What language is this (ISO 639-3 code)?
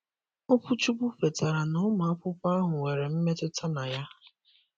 ibo